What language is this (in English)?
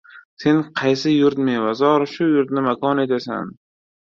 Uzbek